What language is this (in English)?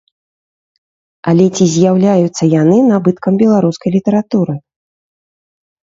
Belarusian